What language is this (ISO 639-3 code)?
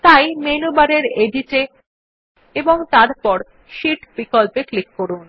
ben